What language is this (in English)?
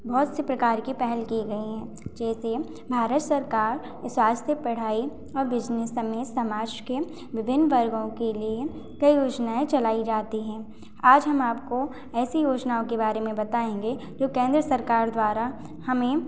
Hindi